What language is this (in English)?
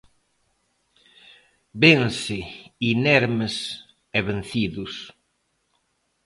Galician